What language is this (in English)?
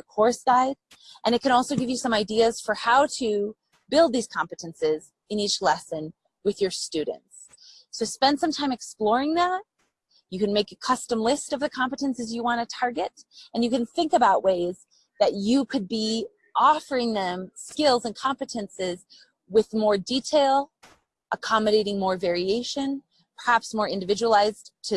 English